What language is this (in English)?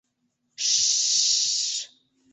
Mari